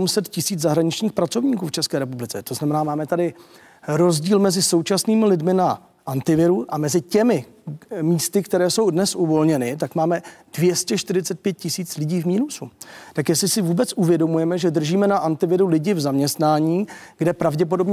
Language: Czech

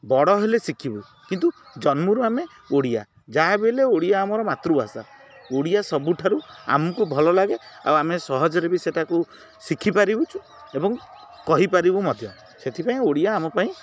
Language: Odia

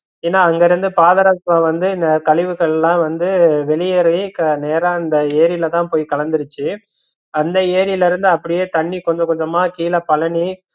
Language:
Tamil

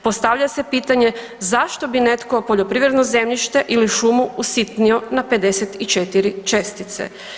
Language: Croatian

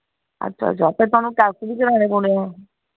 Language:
Dogri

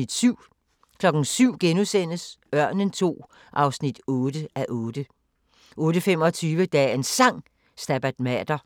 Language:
Danish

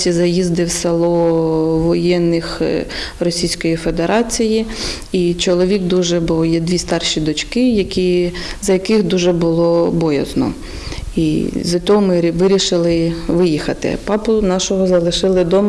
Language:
Ukrainian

